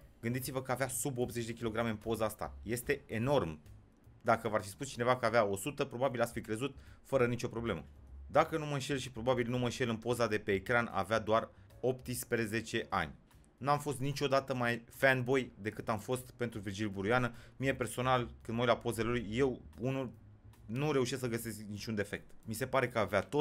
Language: Romanian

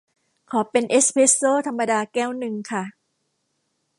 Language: Thai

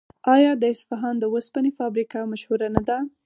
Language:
Pashto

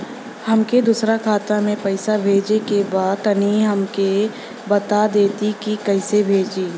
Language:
Bhojpuri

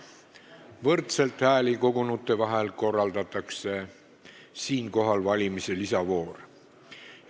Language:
Estonian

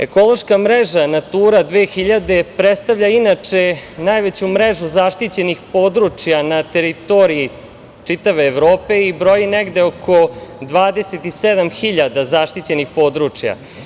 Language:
Serbian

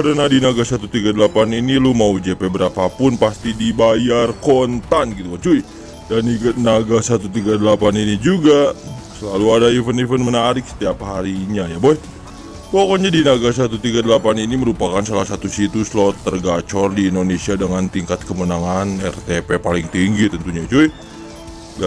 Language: Indonesian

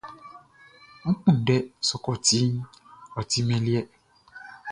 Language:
Baoulé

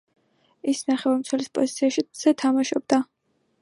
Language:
Georgian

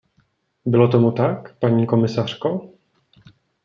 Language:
Czech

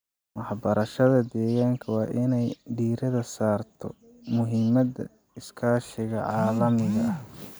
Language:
Somali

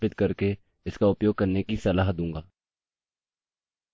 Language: Hindi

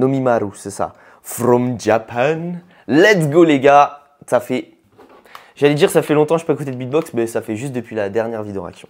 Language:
French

